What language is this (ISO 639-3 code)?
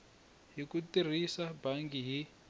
tso